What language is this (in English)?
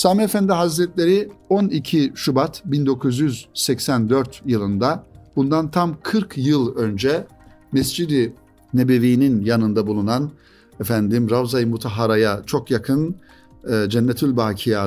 Turkish